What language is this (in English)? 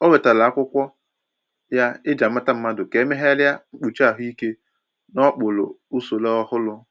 Igbo